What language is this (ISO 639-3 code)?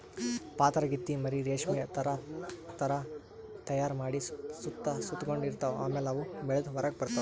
kan